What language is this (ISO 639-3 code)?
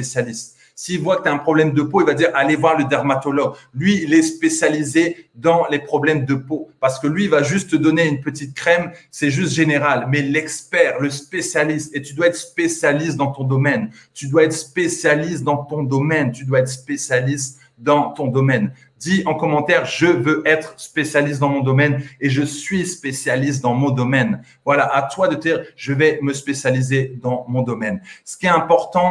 fra